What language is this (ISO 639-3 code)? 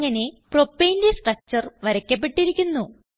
mal